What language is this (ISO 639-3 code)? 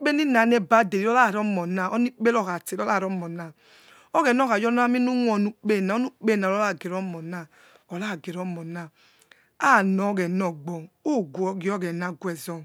ets